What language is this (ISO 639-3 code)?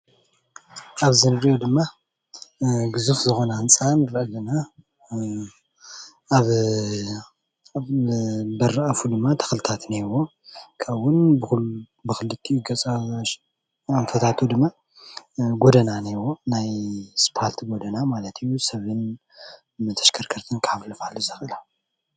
tir